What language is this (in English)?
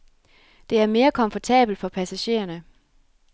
Danish